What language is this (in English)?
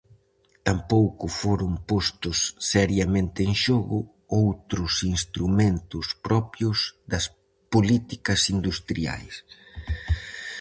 Galician